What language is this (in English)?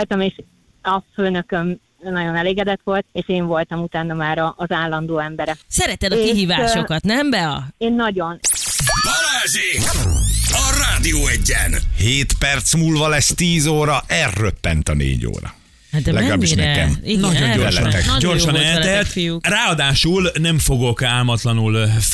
Hungarian